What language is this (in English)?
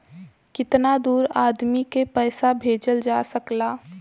Bhojpuri